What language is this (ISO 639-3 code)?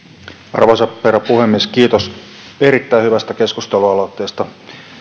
fin